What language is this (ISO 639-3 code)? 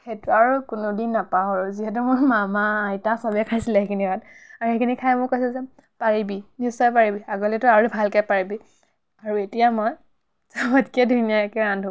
asm